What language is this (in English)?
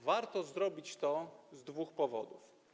Polish